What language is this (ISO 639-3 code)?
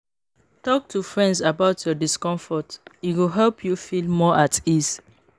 pcm